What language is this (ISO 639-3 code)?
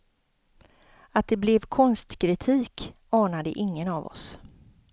swe